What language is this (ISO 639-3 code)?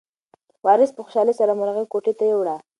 pus